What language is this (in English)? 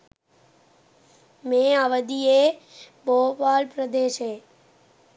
Sinhala